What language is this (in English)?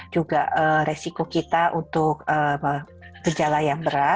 Indonesian